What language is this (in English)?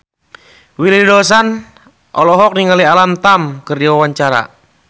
Sundanese